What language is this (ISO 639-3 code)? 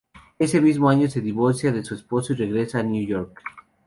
spa